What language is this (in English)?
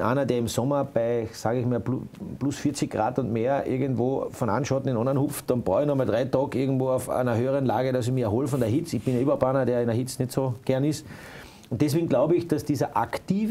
German